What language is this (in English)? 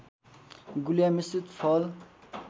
Nepali